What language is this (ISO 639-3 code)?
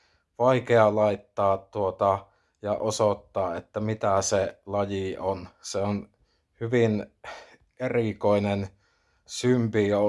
fin